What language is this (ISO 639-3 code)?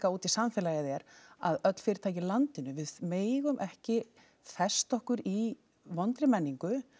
isl